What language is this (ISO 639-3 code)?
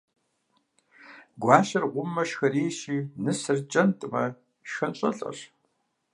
kbd